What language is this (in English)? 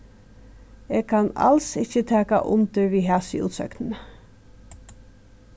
Faroese